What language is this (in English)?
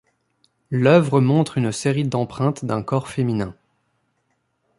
French